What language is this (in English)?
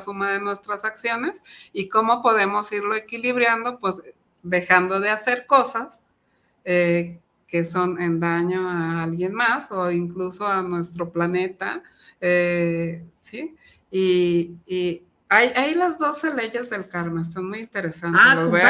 Spanish